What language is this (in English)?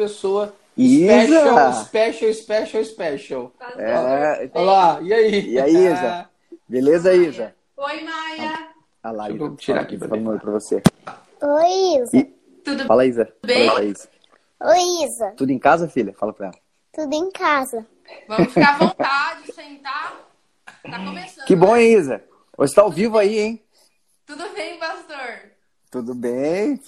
Portuguese